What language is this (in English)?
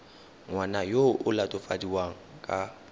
Tswana